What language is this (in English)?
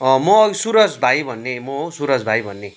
Nepali